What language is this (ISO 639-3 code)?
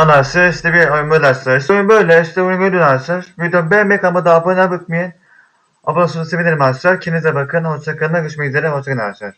tur